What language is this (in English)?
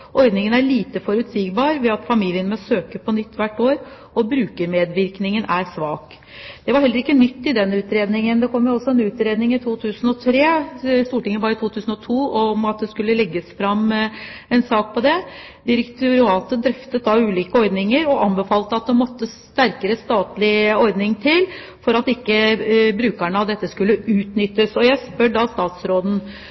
Norwegian Bokmål